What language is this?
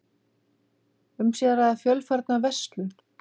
Icelandic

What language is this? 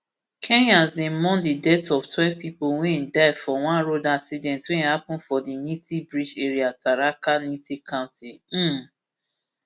Nigerian Pidgin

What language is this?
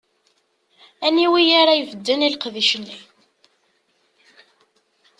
Kabyle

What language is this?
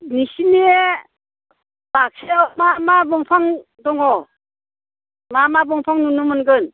Bodo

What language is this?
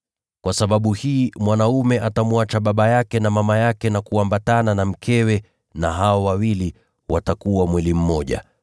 Swahili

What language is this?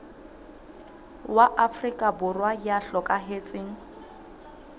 Southern Sotho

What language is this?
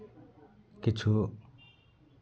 Santali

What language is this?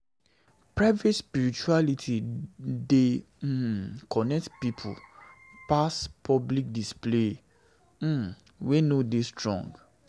Nigerian Pidgin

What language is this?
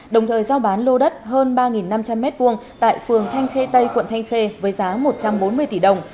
Vietnamese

